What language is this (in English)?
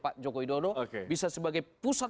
Indonesian